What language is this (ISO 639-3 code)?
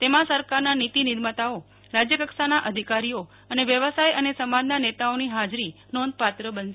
guj